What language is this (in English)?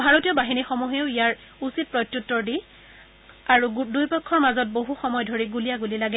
Assamese